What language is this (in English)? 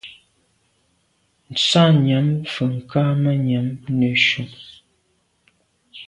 Medumba